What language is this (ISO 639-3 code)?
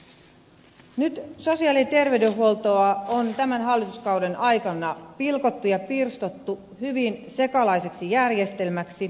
fin